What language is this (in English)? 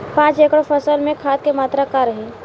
Bhojpuri